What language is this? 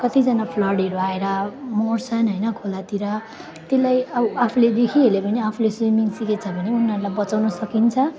Nepali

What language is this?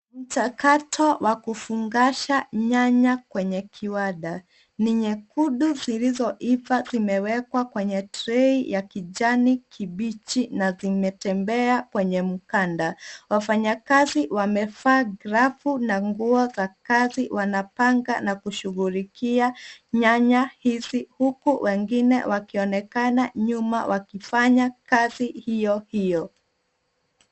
Swahili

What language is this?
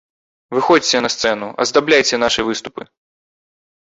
Belarusian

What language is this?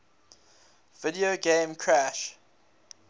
English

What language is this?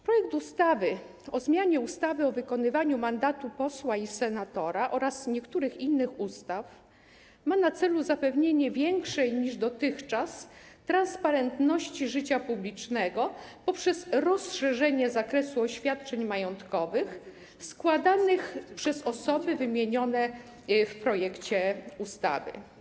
Polish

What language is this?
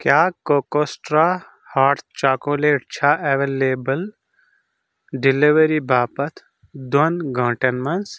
Kashmiri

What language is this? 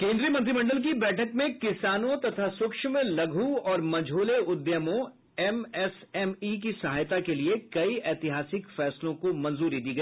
Hindi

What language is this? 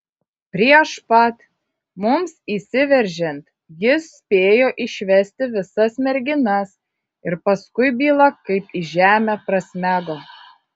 Lithuanian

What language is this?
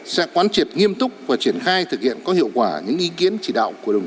Vietnamese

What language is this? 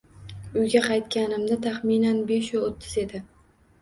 Uzbek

